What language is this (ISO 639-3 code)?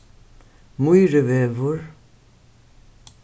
fao